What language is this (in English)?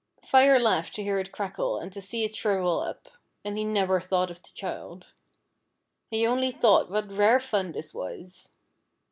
English